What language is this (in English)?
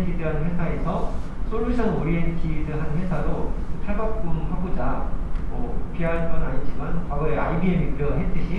Korean